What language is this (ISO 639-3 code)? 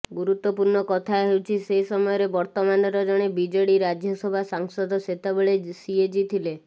ori